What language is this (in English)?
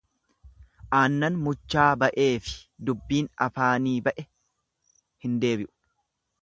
Oromo